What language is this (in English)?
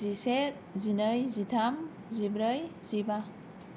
Bodo